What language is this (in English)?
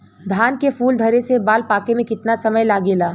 Bhojpuri